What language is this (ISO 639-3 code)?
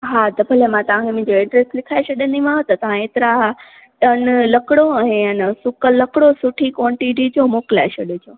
snd